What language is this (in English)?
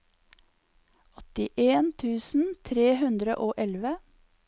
Norwegian